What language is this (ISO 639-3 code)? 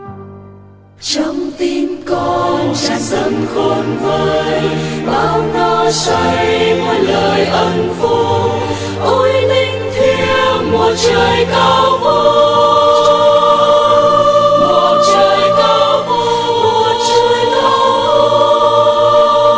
vie